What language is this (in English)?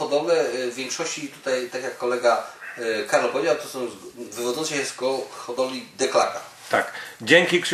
Polish